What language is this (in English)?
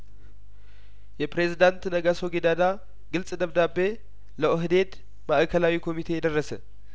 Amharic